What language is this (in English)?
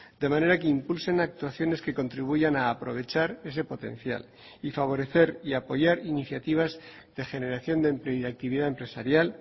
Spanish